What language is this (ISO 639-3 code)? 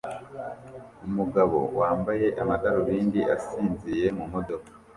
kin